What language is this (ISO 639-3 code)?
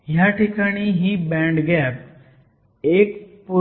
mar